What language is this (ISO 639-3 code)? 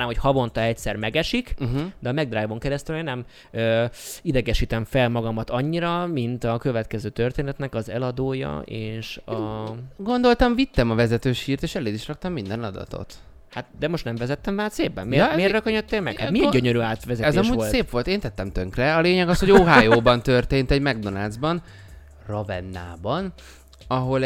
hun